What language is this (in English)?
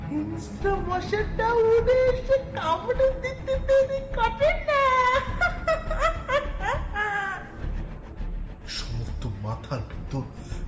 Bangla